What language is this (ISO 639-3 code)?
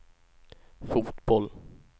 swe